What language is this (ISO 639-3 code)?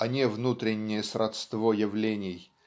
rus